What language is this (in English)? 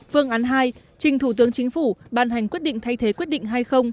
Vietnamese